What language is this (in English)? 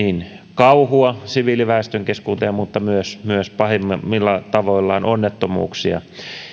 Finnish